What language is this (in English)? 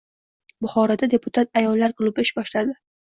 Uzbek